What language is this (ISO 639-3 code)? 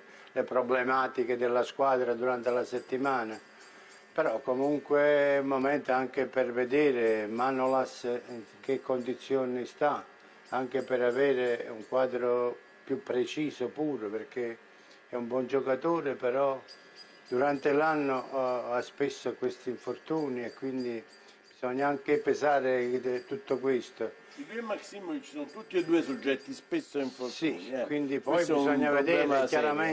ita